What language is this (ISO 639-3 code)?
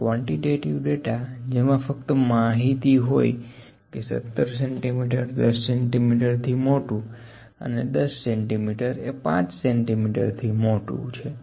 guj